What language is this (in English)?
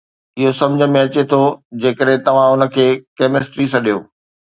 Sindhi